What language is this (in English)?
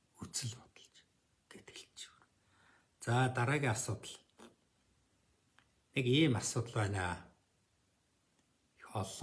Turkish